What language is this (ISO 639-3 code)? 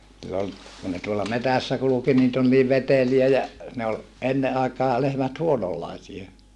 fin